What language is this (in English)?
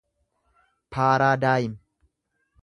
Oromo